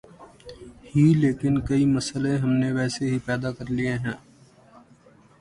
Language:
Urdu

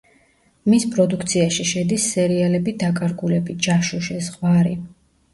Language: Georgian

